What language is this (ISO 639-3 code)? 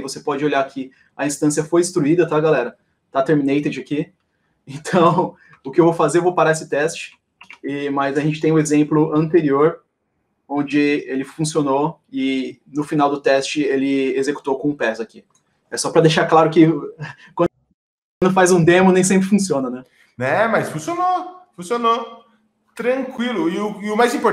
por